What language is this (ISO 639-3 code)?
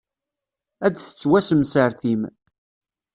kab